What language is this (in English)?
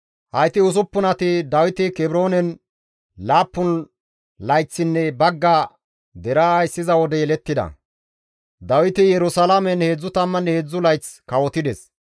Gamo